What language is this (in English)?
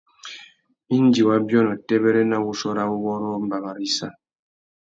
Tuki